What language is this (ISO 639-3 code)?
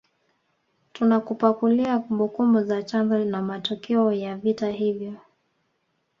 swa